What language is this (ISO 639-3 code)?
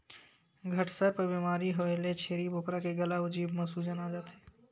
hne